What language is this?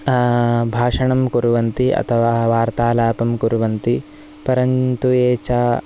Sanskrit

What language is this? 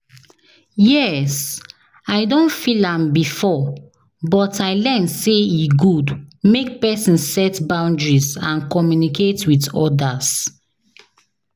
Nigerian Pidgin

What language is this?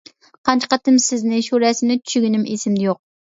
Uyghur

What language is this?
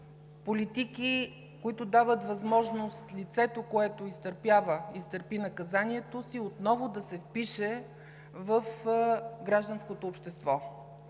Bulgarian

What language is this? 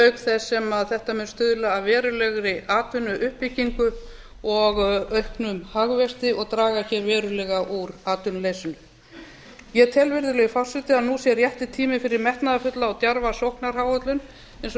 Icelandic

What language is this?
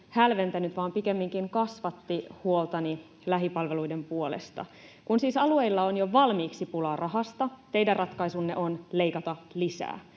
Finnish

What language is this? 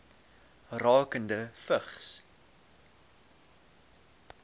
Afrikaans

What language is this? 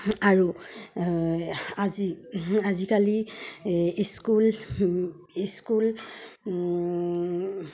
Assamese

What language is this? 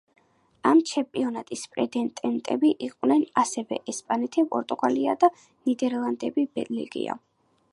Georgian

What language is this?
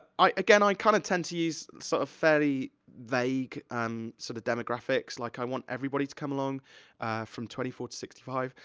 English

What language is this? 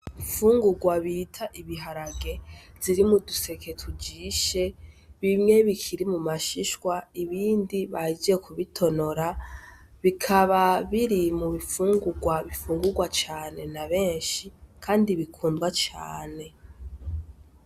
Rundi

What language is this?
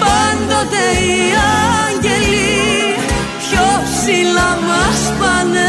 Greek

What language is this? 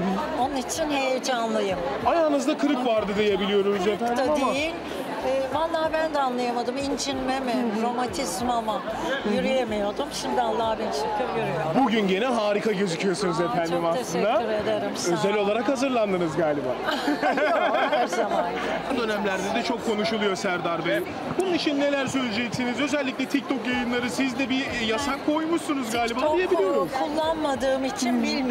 Turkish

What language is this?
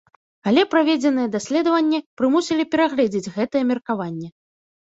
Belarusian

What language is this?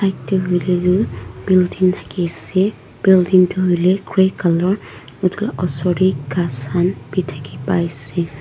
Naga Pidgin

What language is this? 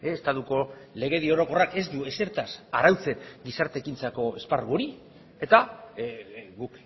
Basque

